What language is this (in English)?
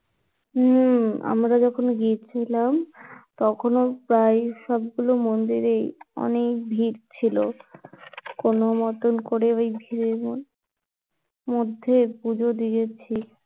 Bangla